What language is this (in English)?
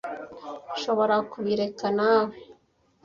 Kinyarwanda